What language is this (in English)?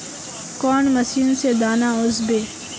Magahi